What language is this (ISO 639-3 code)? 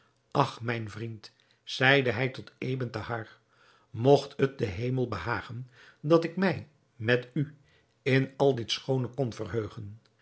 nld